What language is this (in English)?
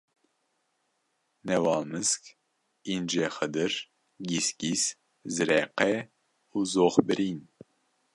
Kurdish